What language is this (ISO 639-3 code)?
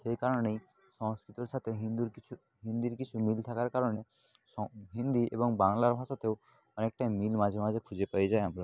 ben